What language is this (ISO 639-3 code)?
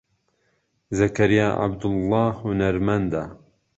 ckb